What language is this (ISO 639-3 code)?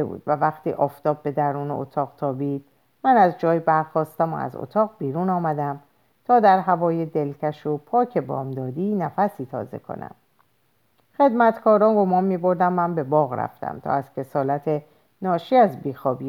fas